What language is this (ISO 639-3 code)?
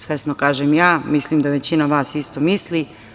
srp